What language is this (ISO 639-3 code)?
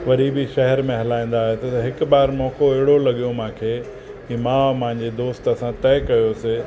snd